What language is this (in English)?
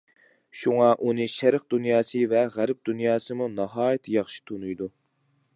Uyghur